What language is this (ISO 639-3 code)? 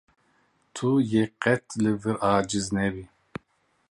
kur